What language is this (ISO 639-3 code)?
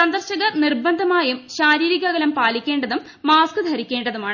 mal